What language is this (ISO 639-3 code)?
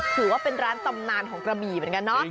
tha